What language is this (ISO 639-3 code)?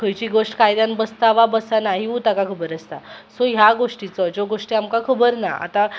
kok